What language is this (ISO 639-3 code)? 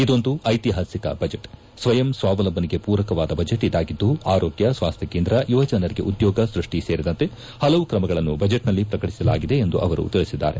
kan